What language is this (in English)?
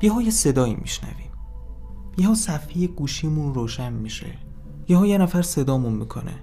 Persian